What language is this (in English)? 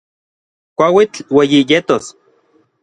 Orizaba Nahuatl